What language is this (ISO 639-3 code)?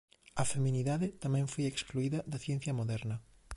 glg